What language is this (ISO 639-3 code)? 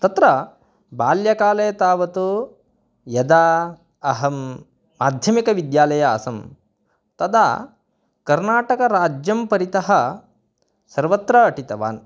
san